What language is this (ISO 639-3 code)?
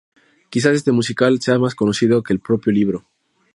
spa